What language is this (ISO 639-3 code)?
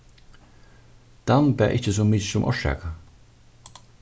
fao